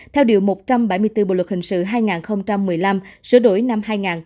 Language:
Vietnamese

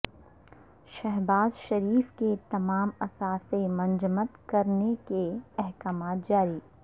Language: Urdu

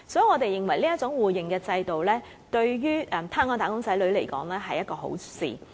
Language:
Cantonese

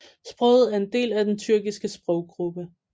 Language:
Danish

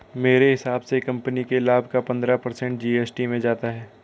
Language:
Hindi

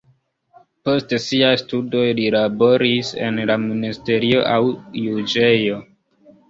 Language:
Esperanto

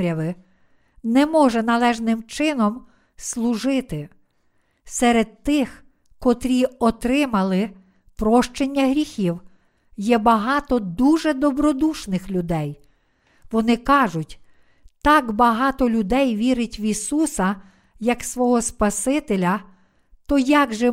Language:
Ukrainian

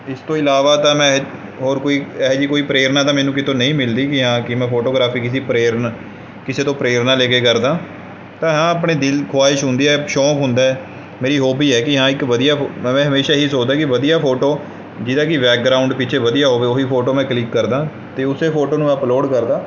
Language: Punjabi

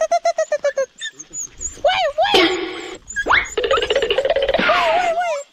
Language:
Indonesian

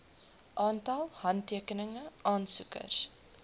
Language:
Afrikaans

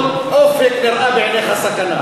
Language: Hebrew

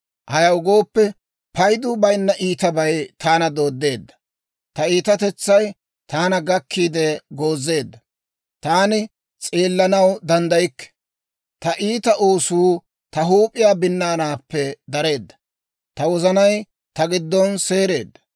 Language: Dawro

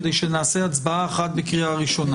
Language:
Hebrew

